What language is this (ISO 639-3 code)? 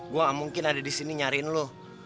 ind